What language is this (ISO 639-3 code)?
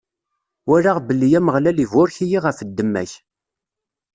kab